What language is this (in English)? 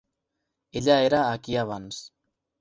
Catalan